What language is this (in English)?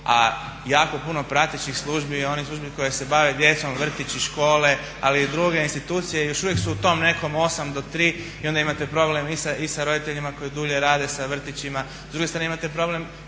Croatian